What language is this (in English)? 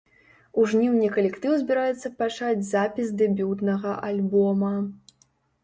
Belarusian